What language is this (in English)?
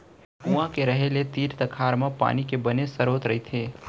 Chhattisgarhi